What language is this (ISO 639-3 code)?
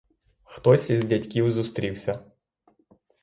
ukr